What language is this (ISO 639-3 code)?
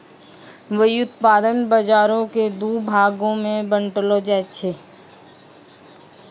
mai